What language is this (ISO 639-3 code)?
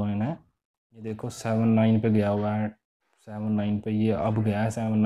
hin